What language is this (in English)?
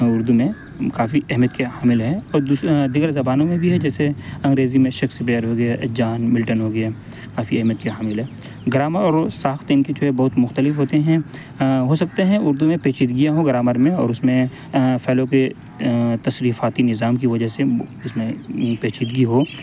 Urdu